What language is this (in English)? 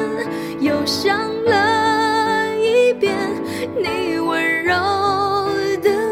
Chinese